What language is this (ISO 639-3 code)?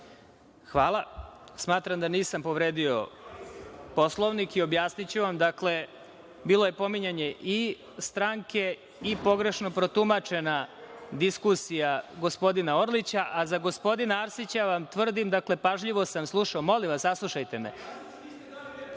srp